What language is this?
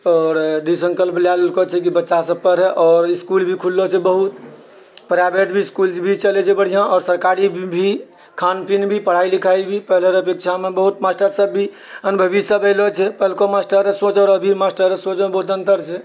Maithili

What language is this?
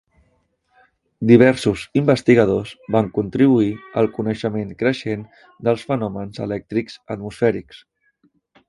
Catalan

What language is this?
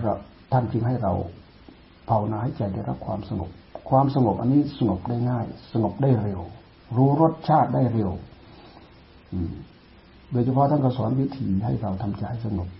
Thai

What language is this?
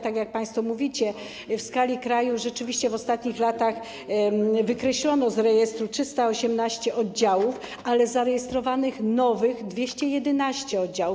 Polish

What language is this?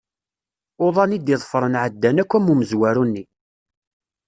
Kabyle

